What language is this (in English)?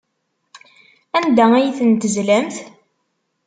Kabyle